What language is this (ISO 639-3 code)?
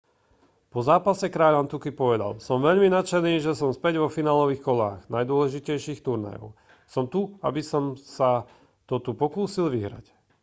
slk